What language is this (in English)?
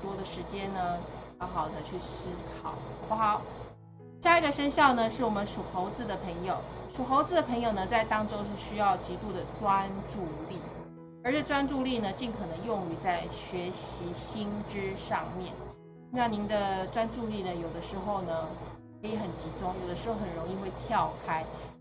Chinese